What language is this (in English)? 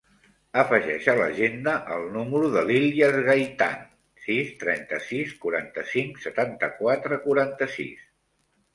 Catalan